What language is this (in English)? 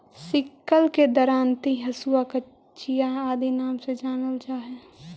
Magahi